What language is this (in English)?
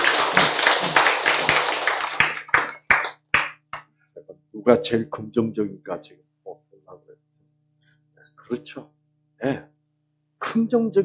Korean